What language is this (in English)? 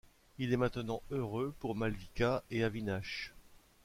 French